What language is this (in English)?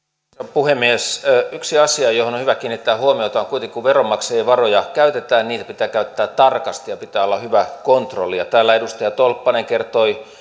Finnish